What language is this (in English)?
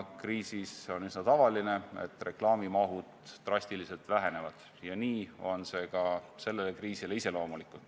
Estonian